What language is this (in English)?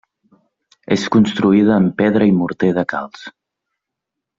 Catalan